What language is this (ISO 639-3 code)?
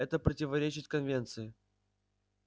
rus